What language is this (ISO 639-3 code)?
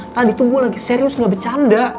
ind